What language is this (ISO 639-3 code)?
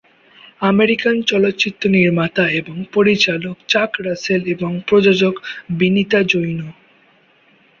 ben